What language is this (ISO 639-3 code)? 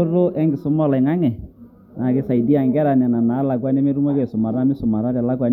mas